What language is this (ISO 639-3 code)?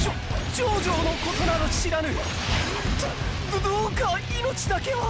jpn